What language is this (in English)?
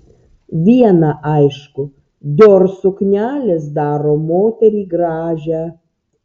Lithuanian